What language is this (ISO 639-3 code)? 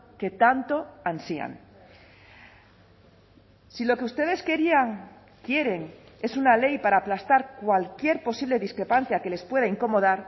spa